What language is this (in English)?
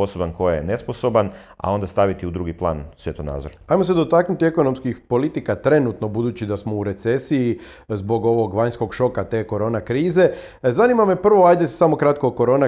Croatian